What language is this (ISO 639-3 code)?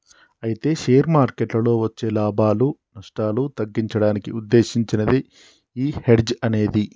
tel